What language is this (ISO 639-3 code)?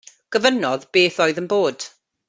cym